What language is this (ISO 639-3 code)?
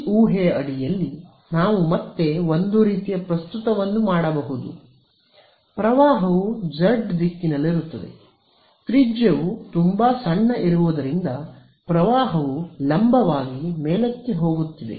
kan